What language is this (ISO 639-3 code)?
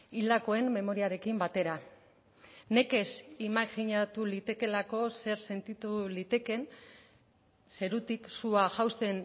eus